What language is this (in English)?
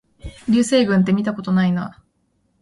Japanese